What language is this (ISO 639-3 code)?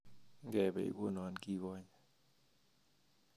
kln